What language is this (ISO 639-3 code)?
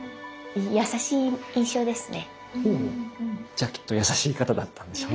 jpn